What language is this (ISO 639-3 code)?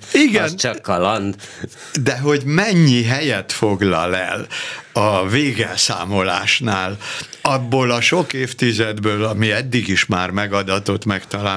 hun